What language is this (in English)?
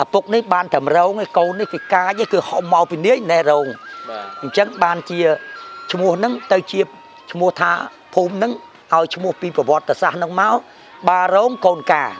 Vietnamese